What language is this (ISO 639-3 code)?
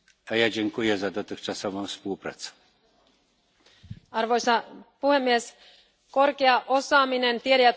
fin